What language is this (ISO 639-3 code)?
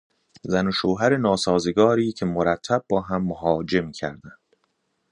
fas